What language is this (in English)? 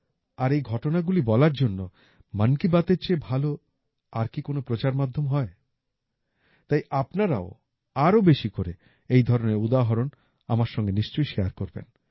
Bangla